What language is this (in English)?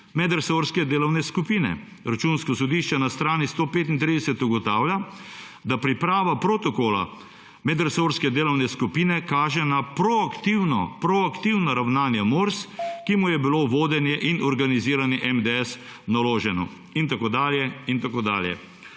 Slovenian